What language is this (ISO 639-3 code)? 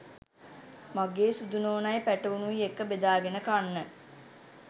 sin